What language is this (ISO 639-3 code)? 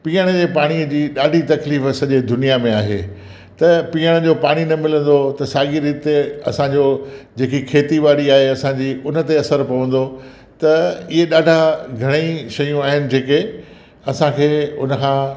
snd